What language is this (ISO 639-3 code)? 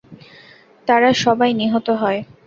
ben